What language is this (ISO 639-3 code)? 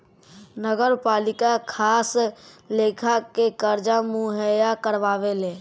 bho